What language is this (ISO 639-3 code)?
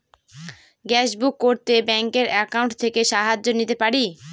ben